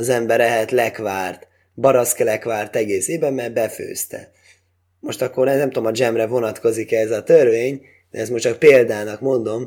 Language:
Hungarian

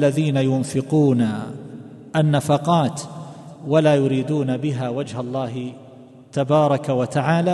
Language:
Arabic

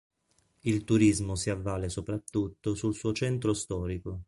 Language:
Italian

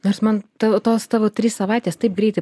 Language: Lithuanian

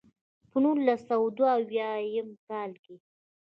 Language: Pashto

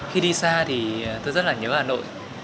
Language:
Vietnamese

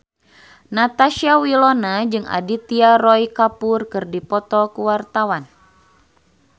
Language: Sundanese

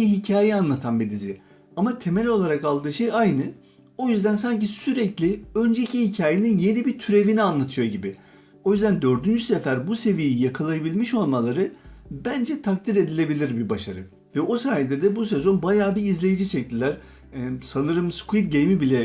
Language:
Turkish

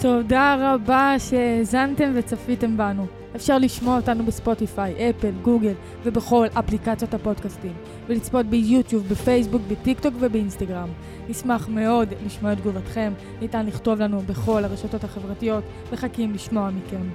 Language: Hebrew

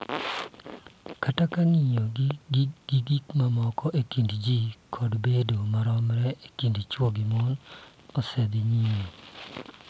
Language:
Luo (Kenya and Tanzania)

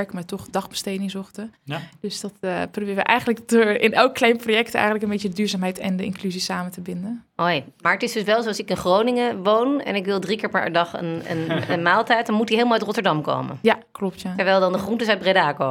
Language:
Dutch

